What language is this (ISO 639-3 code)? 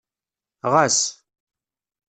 kab